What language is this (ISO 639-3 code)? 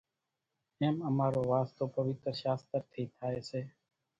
gjk